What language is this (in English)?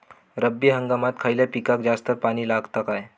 Marathi